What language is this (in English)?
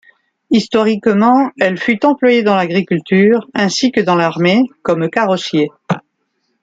French